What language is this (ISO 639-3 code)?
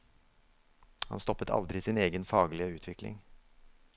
nor